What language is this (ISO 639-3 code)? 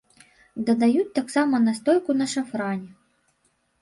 bel